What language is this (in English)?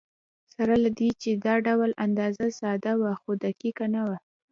Pashto